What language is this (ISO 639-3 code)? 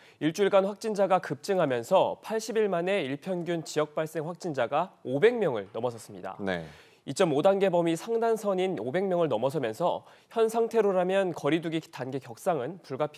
kor